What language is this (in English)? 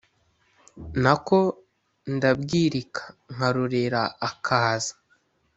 Kinyarwanda